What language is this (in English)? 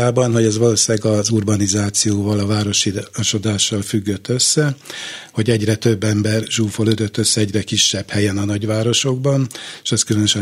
Hungarian